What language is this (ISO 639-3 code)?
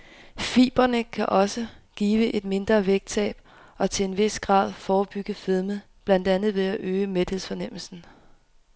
dan